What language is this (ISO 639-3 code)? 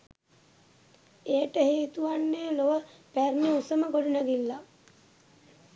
sin